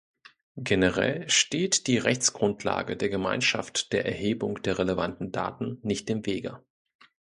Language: German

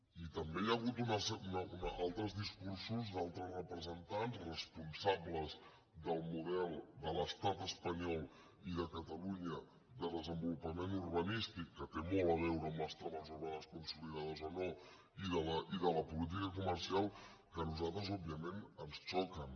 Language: Catalan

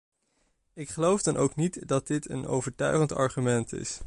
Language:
Dutch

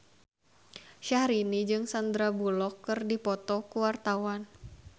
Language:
Sundanese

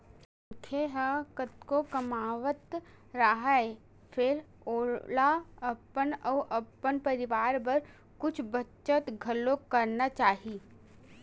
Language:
Chhattisgarhi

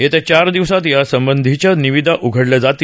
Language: Marathi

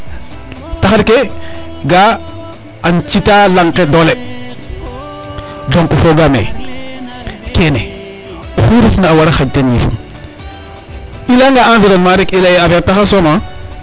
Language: Serer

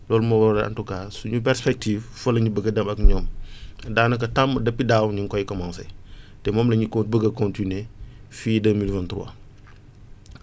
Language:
Wolof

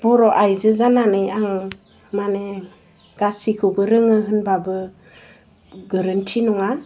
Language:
Bodo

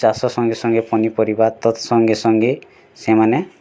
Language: Odia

